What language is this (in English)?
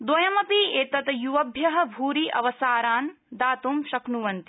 Sanskrit